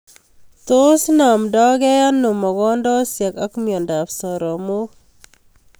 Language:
Kalenjin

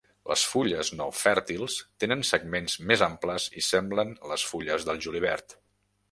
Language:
Catalan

